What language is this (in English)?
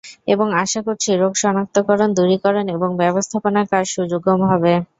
Bangla